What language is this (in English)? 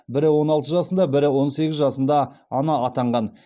Kazakh